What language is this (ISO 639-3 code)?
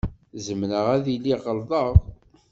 kab